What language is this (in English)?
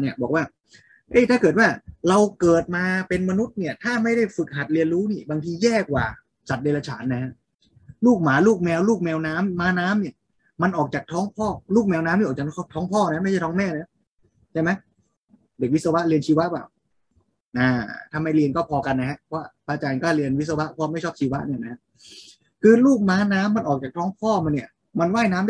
Thai